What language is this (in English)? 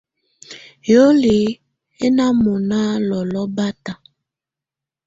Tunen